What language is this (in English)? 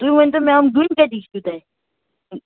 Kashmiri